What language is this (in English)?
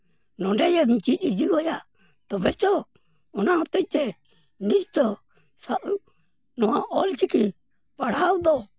Santali